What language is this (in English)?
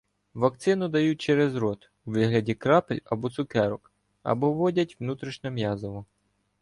Ukrainian